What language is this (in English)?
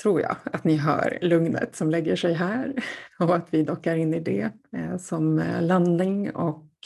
Swedish